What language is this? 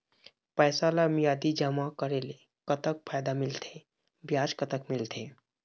Chhattisgarhi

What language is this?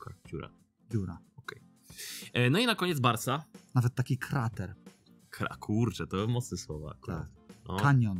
Polish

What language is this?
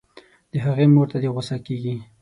Pashto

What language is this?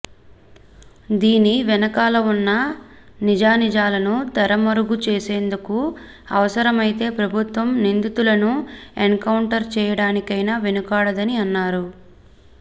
Telugu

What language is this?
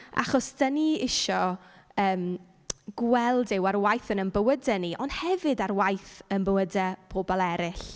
Welsh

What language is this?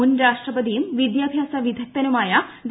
Malayalam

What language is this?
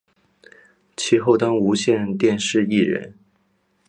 Chinese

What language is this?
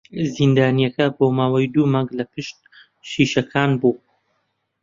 Central Kurdish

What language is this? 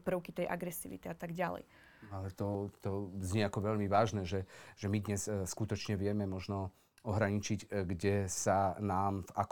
Slovak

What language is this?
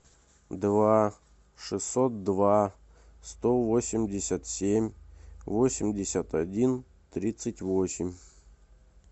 Russian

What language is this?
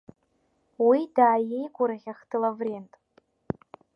Abkhazian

